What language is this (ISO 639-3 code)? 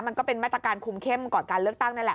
tha